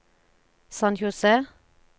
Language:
Norwegian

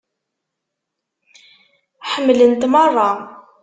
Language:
Kabyle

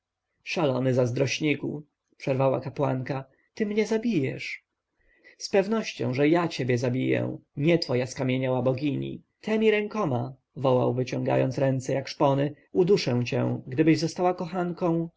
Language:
Polish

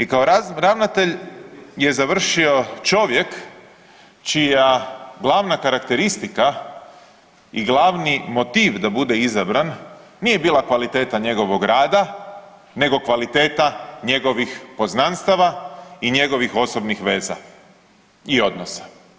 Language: Croatian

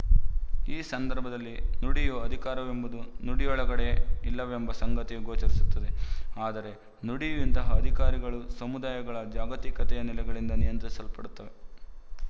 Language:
Kannada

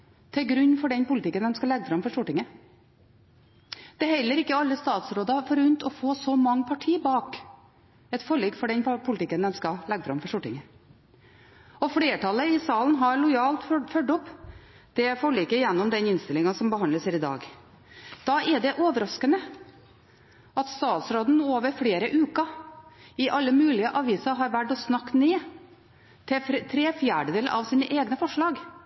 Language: Norwegian Bokmål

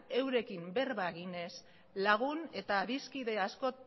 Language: Basque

